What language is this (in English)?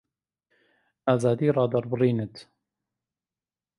Central Kurdish